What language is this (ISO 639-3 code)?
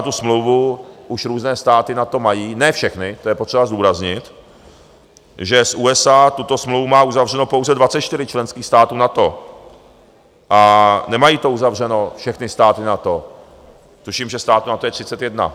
ces